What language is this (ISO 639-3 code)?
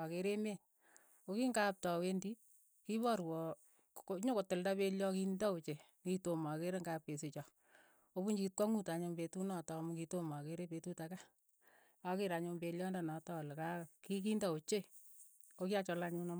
eyo